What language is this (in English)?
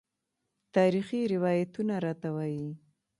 Pashto